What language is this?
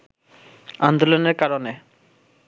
Bangla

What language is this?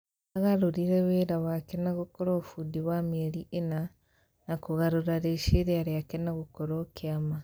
Kikuyu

